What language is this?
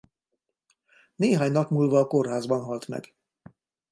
Hungarian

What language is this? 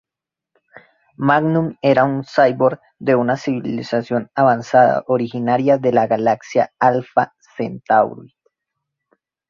Spanish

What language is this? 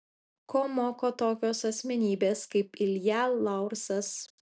Lithuanian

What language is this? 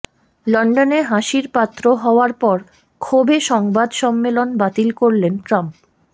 Bangla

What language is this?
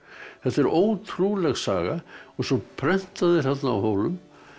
Icelandic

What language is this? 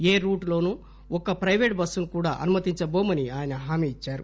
Telugu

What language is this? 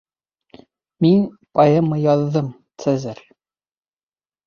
Bashkir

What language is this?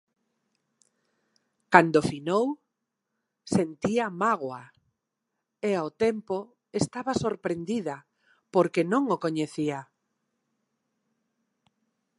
Galician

